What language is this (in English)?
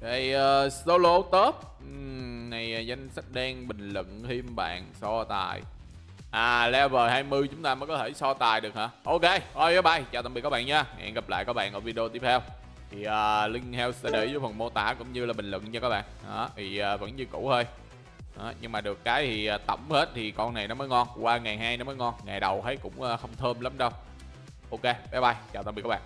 Vietnamese